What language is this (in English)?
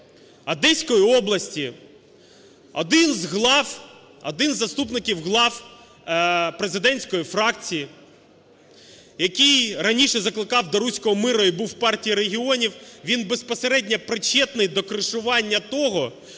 Ukrainian